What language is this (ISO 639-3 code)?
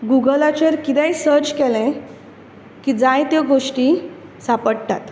kok